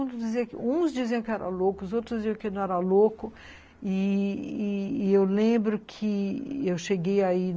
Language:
Portuguese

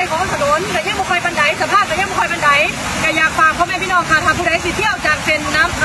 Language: Thai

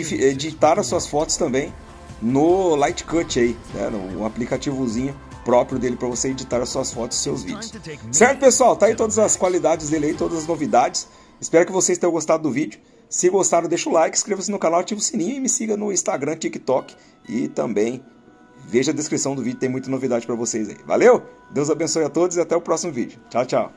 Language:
Portuguese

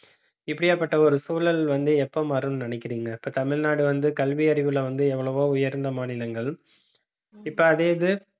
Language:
Tamil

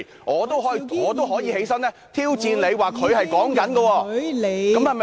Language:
Cantonese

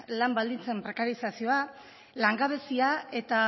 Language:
Basque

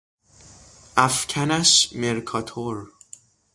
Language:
Persian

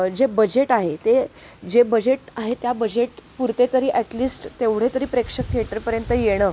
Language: Marathi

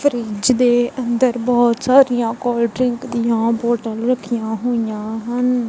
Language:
Punjabi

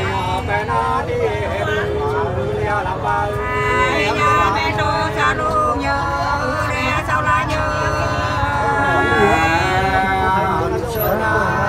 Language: Thai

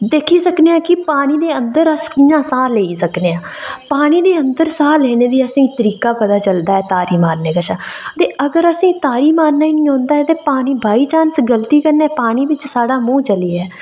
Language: Dogri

